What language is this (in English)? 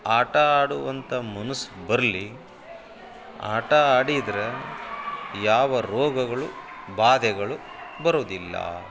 Kannada